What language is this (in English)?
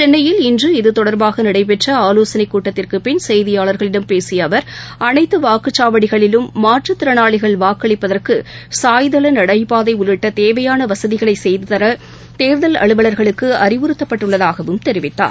Tamil